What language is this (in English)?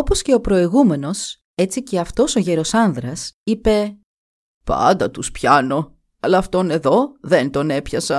Greek